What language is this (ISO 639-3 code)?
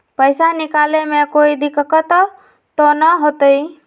mag